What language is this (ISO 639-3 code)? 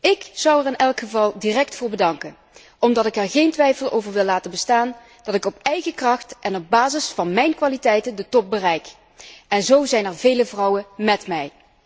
nld